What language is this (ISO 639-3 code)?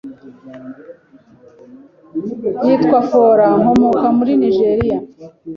kin